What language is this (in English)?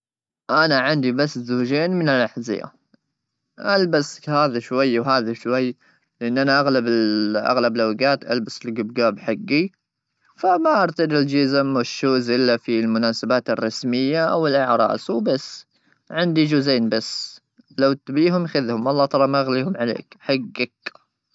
Gulf Arabic